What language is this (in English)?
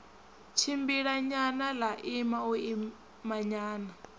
Venda